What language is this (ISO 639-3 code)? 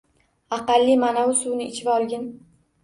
uzb